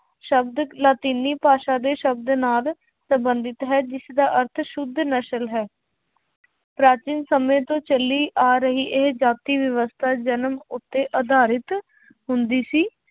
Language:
Punjabi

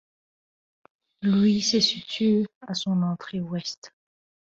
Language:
French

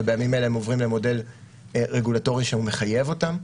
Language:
Hebrew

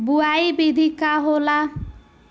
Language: Bhojpuri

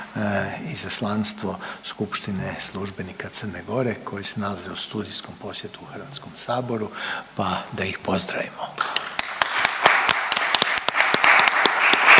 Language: Croatian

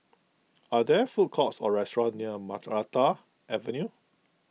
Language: English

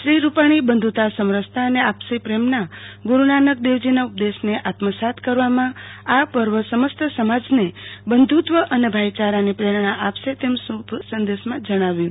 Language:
Gujarati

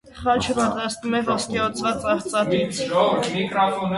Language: Armenian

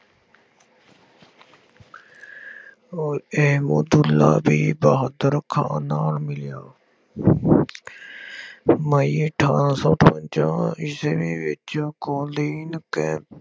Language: Punjabi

